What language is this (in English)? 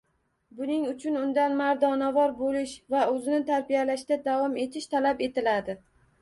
Uzbek